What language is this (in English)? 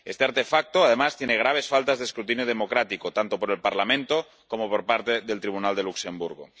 Spanish